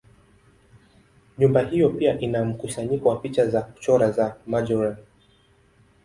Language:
Swahili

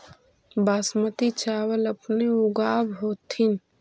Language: Magahi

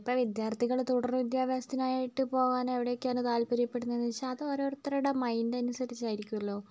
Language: Malayalam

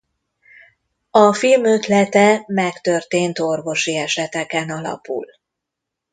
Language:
Hungarian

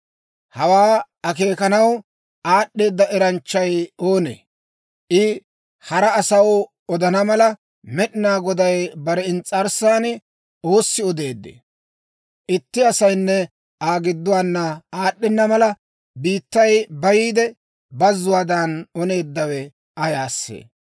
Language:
Dawro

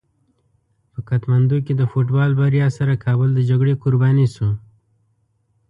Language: Pashto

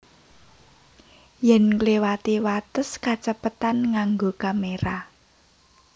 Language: Javanese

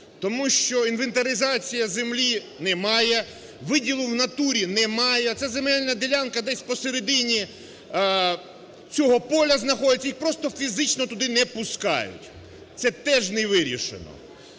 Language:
Ukrainian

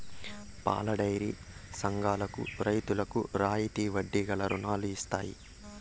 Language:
Telugu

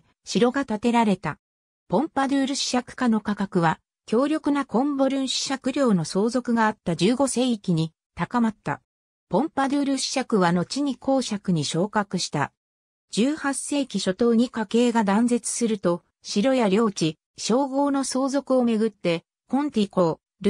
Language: Japanese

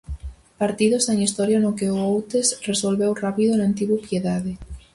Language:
Galician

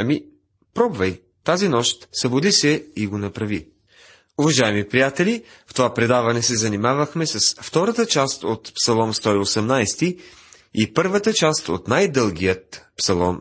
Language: Bulgarian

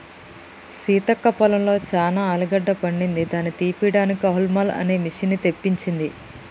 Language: Telugu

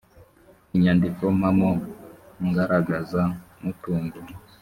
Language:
Kinyarwanda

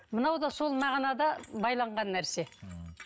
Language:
Kazakh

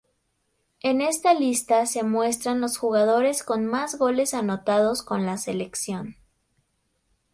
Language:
Spanish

